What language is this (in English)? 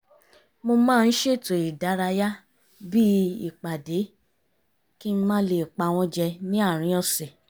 Yoruba